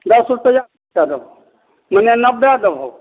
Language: Maithili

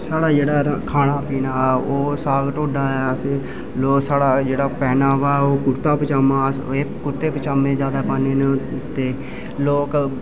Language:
Dogri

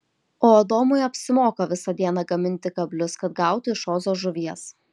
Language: Lithuanian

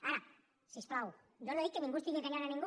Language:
Catalan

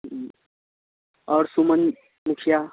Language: Maithili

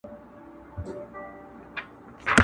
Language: Pashto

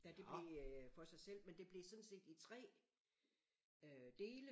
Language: Danish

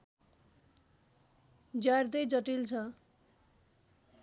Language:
Nepali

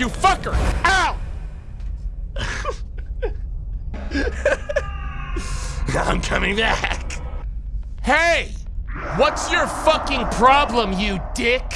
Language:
English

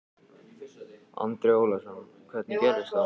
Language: Icelandic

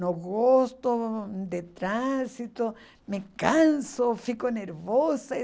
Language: Portuguese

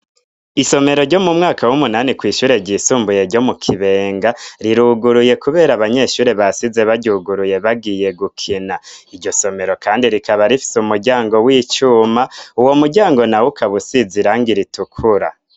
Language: Rundi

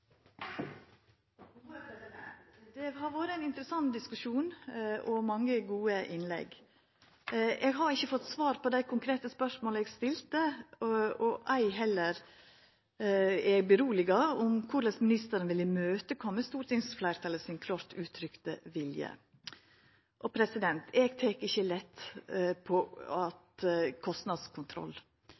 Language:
Norwegian Nynorsk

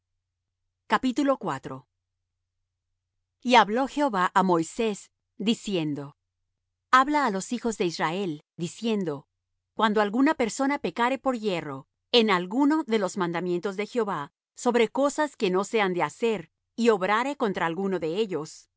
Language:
Spanish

